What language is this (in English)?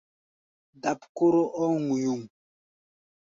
Gbaya